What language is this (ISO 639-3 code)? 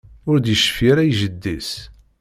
kab